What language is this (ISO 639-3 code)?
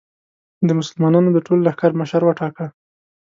pus